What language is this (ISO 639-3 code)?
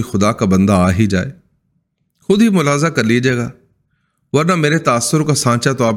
urd